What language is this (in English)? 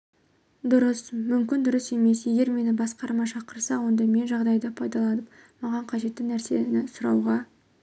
Kazakh